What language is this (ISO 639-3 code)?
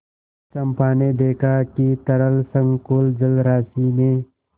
hin